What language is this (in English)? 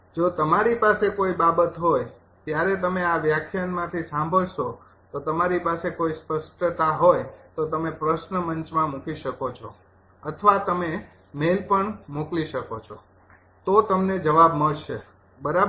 Gujarati